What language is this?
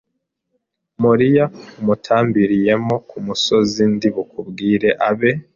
Kinyarwanda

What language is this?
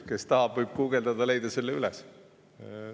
Estonian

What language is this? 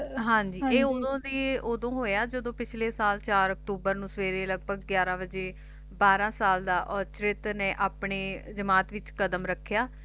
Punjabi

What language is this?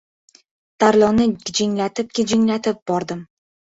Uzbek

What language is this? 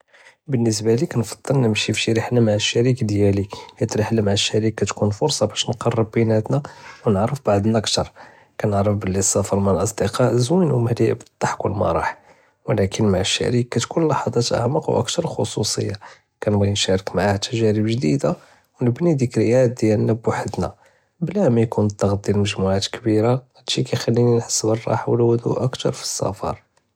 Judeo-Arabic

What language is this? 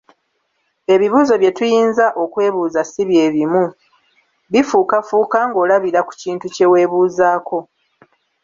Ganda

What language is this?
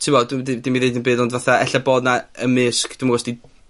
Welsh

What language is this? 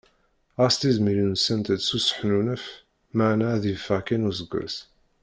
Kabyle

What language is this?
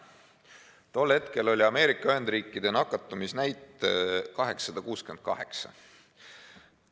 Estonian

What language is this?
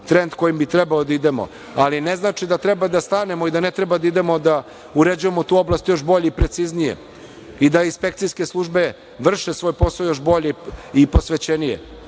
Serbian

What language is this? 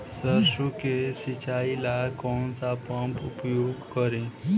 Bhojpuri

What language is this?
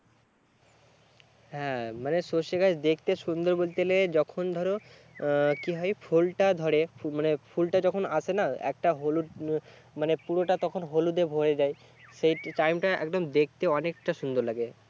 Bangla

